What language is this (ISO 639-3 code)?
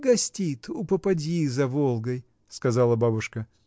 rus